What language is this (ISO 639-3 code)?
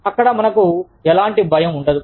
tel